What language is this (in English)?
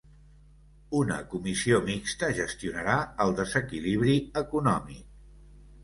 Catalan